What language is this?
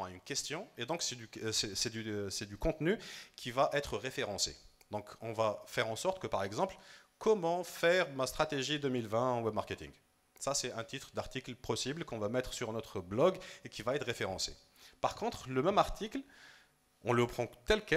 French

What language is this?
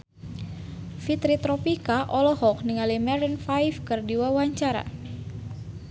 Sundanese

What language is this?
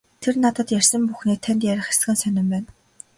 Mongolian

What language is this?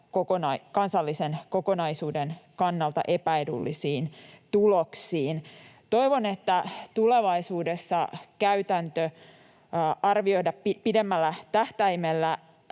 Finnish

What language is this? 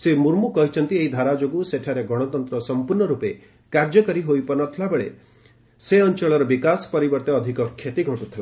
Odia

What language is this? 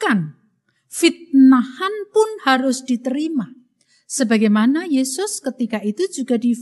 Indonesian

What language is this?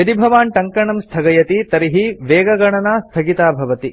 Sanskrit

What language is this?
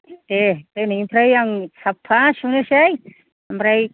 Bodo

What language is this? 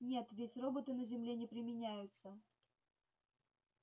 Russian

